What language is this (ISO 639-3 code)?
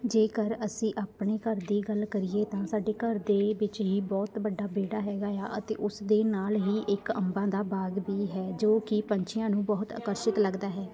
pan